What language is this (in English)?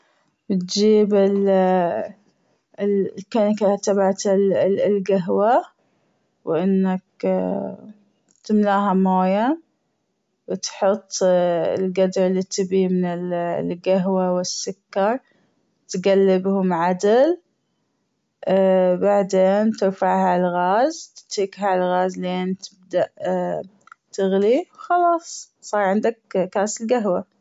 Gulf Arabic